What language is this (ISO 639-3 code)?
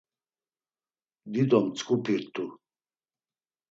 lzz